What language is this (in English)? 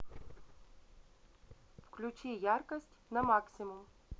Russian